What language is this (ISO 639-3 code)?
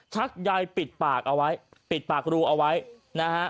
tha